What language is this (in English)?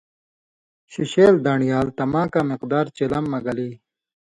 Indus Kohistani